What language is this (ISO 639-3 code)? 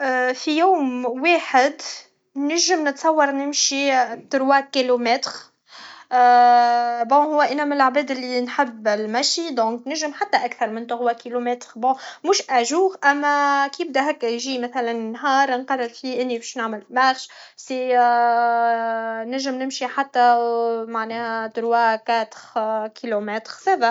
aeb